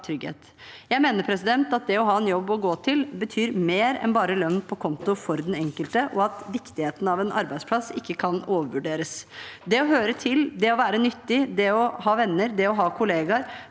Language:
Norwegian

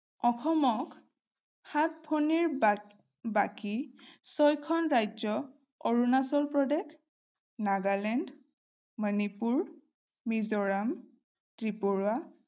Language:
Assamese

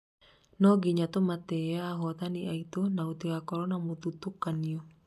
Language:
Kikuyu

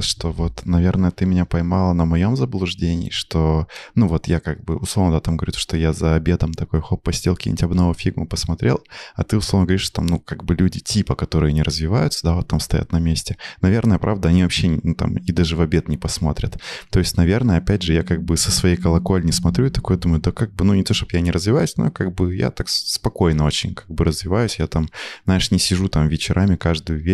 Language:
Russian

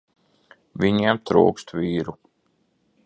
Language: Latvian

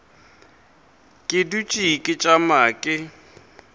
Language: Northern Sotho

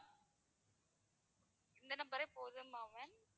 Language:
Tamil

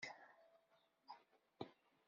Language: Kabyle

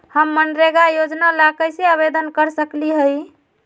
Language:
Magahi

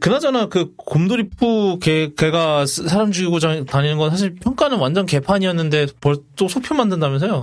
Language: Korean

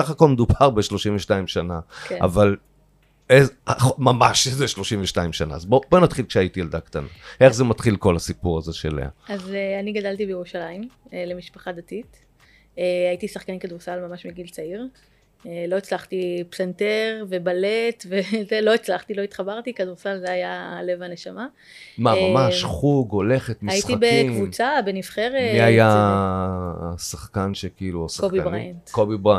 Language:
Hebrew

